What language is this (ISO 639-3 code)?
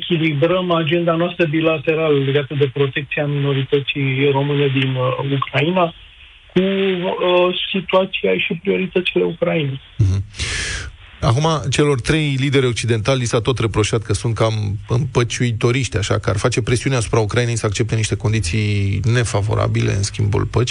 ron